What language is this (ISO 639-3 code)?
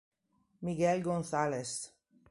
ita